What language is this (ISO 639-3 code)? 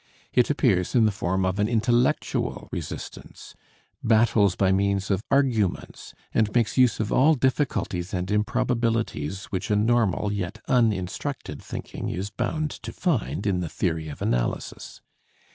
eng